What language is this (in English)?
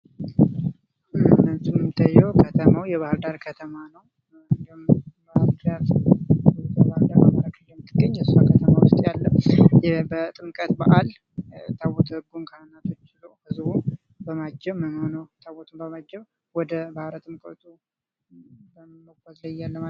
Amharic